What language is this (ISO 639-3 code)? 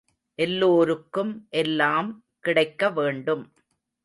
tam